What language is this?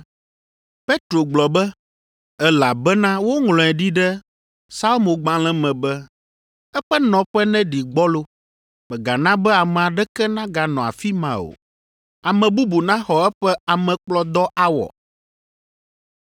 Ewe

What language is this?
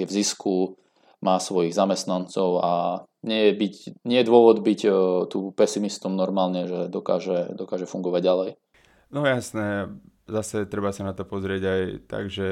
Slovak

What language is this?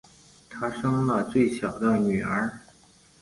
Chinese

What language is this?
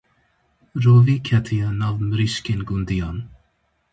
Kurdish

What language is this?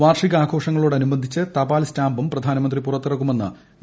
Malayalam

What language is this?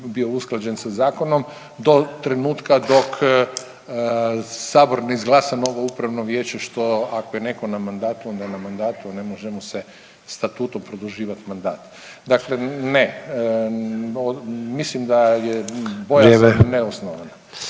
Croatian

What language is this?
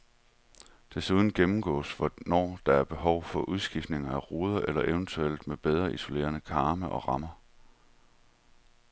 Danish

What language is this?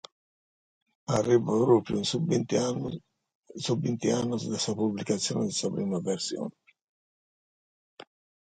Sardinian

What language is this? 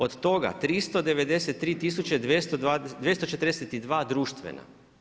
Croatian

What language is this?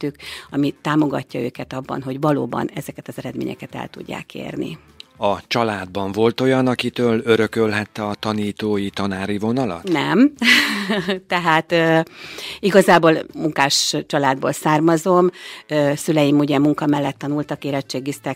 Hungarian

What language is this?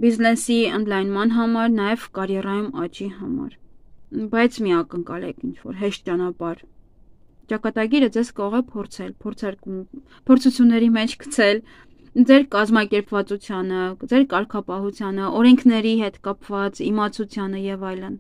Romanian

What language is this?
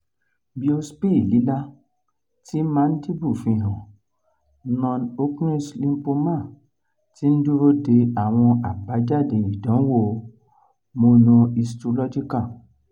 Yoruba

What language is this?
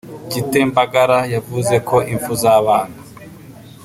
Kinyarwanda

